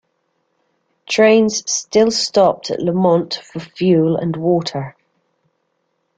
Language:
English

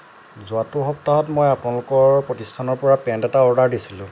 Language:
Assamese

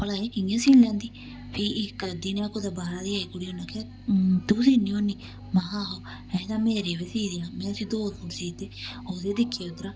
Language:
Dogri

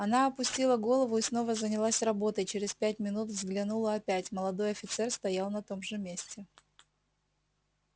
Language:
Russian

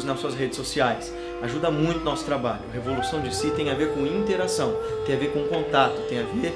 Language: Portuguese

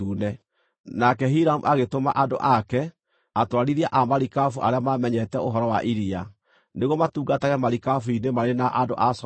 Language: Kikuyu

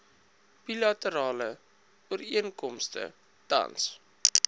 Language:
Afrikaans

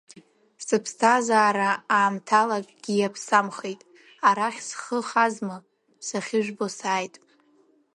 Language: Abkhazian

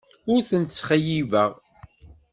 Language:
Kabyle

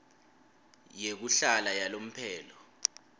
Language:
Swati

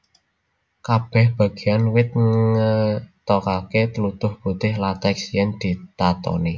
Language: Javanese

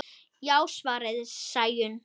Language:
Icelandic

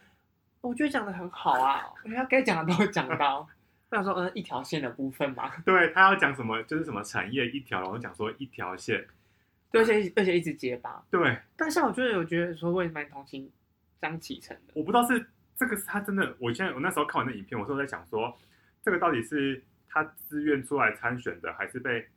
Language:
Chinese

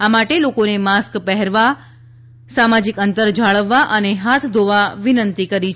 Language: Gujarati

